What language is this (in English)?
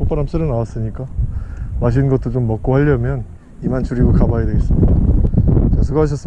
Korean